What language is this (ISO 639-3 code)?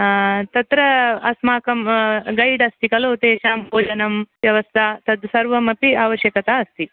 san